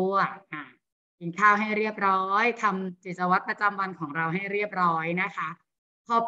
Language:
Thai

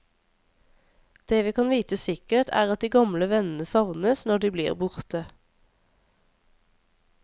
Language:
Norwegian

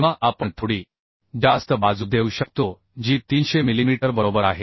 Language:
Marathi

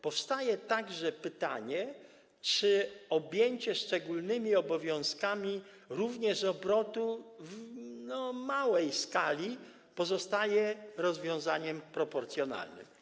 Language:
Polish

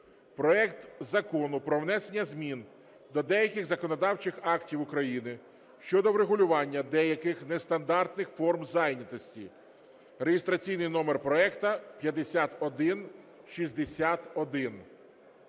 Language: Ukrainian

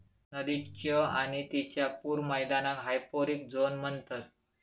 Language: Marathi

